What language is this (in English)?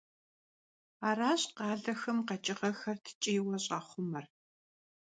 Kabardian